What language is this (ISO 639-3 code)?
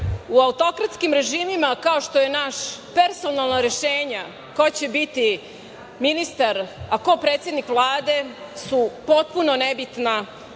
srp